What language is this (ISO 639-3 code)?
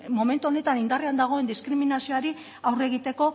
eus